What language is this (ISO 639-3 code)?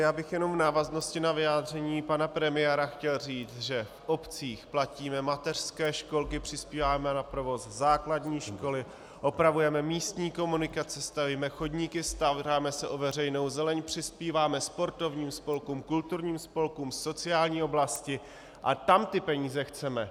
ces